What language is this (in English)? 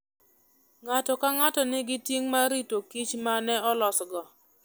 Luo (Kenya and Tanzania)